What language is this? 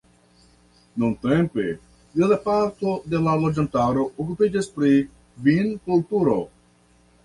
Esperanto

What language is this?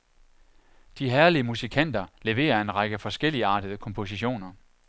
Danish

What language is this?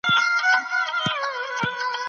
Pashto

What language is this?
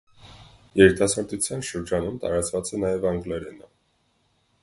Armenian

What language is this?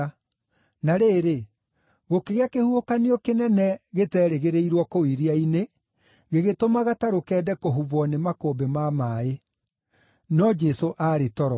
Kikuyu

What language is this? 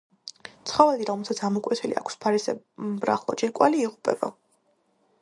Georgian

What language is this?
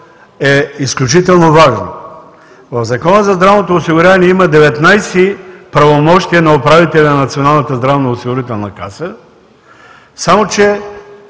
Bulgarian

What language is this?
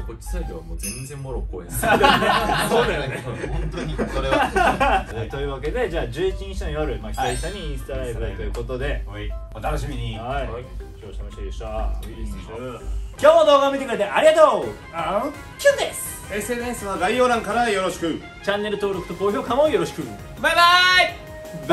Japanese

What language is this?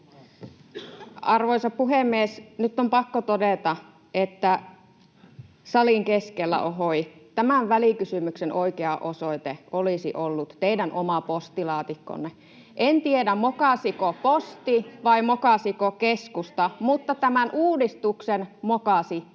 Finnish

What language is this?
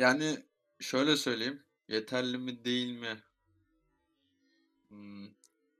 Turkish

